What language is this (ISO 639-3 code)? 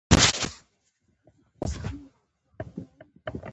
pus